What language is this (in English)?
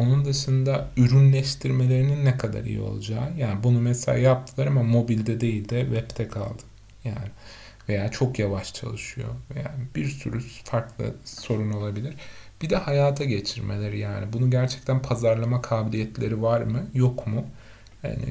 Turkish